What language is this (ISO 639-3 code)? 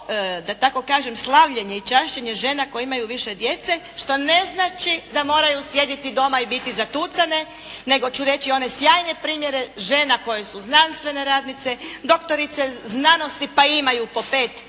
hrv